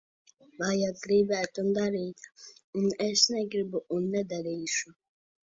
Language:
Latvian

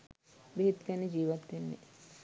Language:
Sinhala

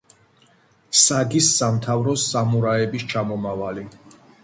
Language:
Georgian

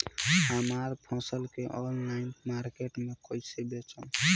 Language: Bhojpuri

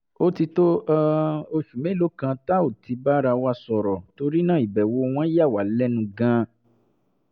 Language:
Yoruba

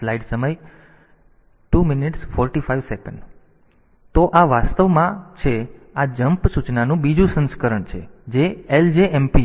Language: Gujarati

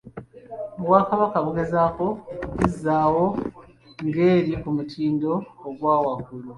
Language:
Ganda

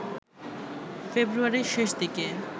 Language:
Bangla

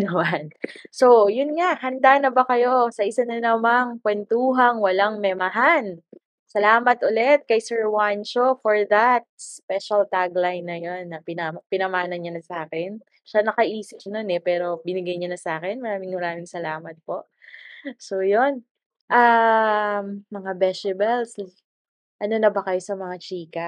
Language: Filipino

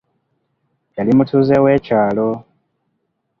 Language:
Ganda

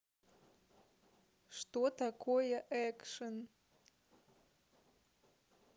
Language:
Russian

